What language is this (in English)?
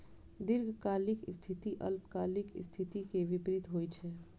Maithili